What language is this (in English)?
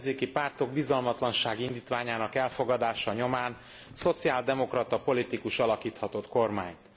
Hungarian